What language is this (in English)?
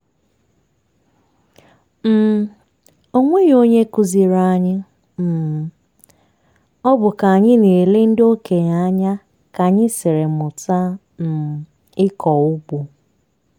Igbo